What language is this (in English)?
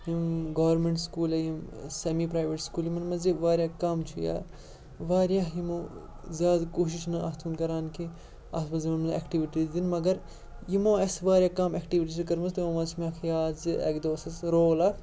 Kashmiri